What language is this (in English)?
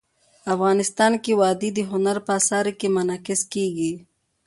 Pashto